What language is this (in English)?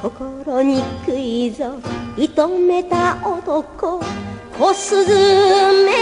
Japanese